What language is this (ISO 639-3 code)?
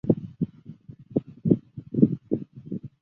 zho